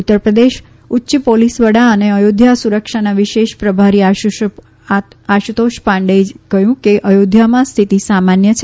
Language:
Gujarati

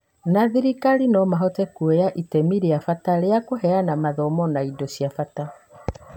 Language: Kikuyu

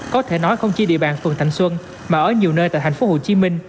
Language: Vietnamese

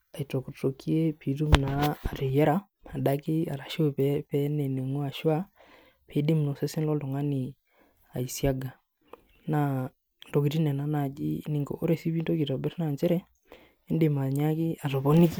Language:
Masai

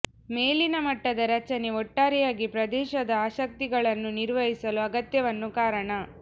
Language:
Kannada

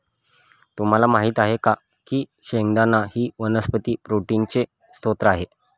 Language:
Marathi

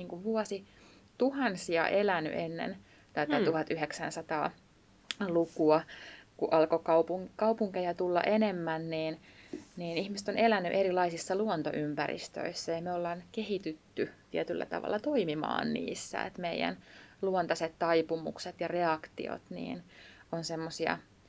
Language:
Finnish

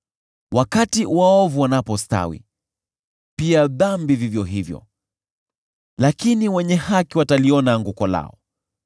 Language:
Swahili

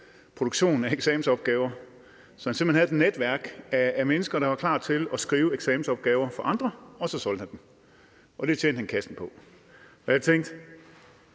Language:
Danish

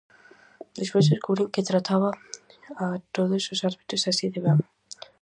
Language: Galician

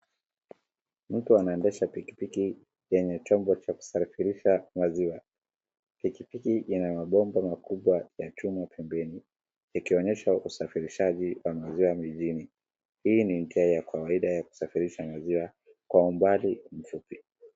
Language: Swahili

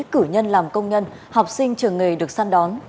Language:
Vietnamese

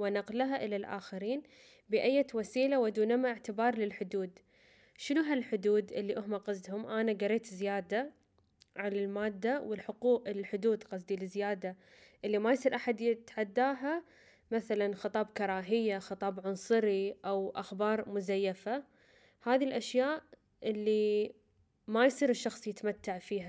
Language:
Arabic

